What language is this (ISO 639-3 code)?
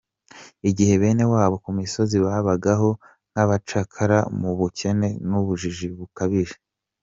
kin